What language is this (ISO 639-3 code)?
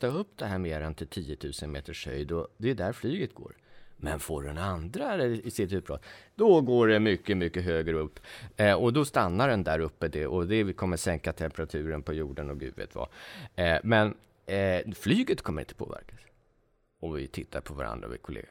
swe